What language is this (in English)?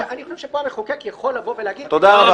Hebrew